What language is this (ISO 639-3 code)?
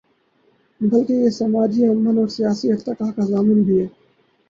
urd